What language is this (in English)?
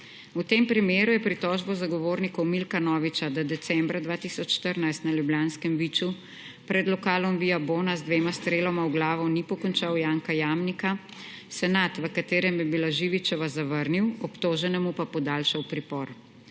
Slovenian